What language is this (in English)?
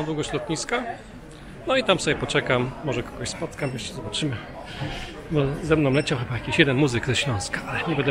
Polish